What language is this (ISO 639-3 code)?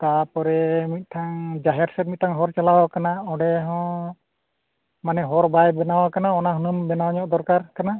sat